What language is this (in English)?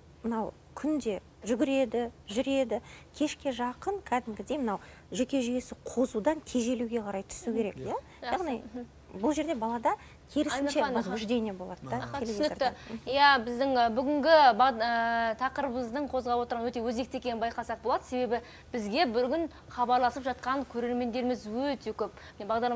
Russian